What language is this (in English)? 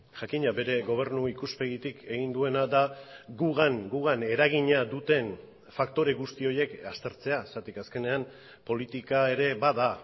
Basque